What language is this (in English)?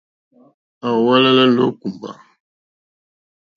Mokpwe